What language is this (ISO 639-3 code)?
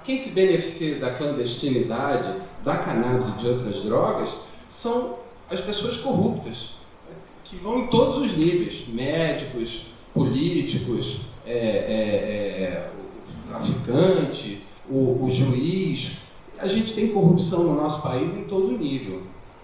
por